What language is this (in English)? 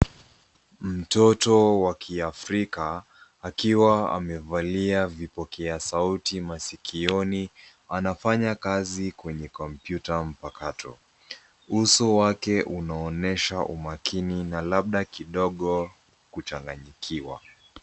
Swahili